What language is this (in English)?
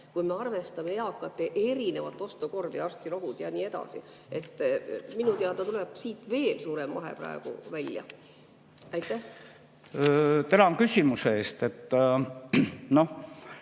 Estonian